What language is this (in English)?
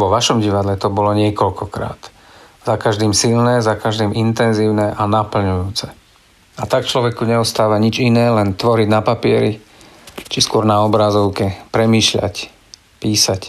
Czech